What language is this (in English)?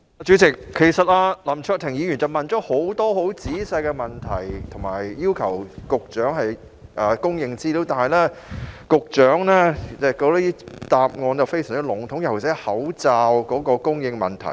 Cantonese